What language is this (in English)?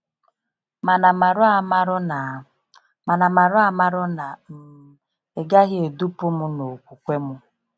Igbo